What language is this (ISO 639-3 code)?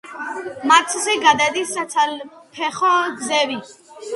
kat